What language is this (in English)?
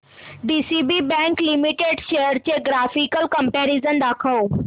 Marathi